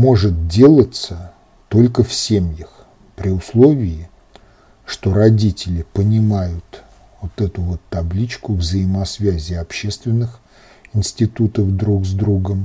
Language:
Russian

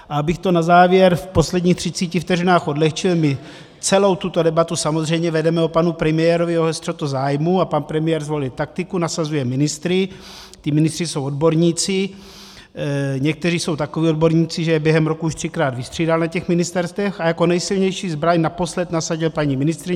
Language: Czech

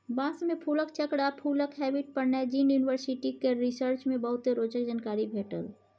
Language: Maithili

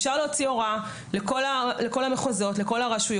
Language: Hebrew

